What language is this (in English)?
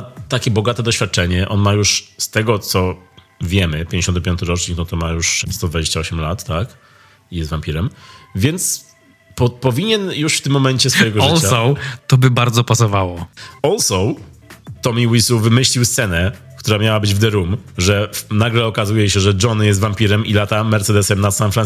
Polish